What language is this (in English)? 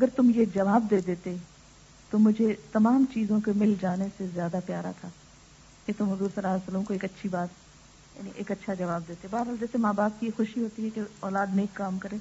Urdu